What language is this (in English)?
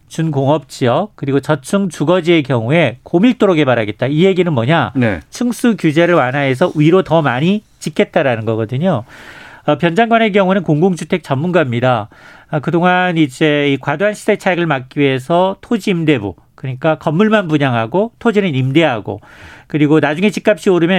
Korean